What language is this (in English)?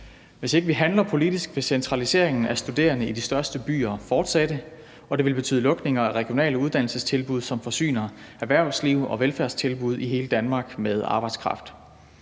Danish